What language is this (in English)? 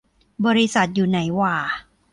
Thai